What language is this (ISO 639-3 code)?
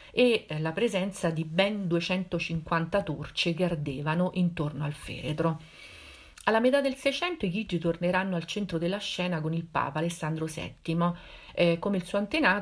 ita